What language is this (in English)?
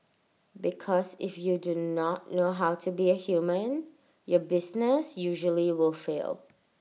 English